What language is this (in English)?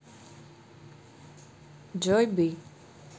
Russian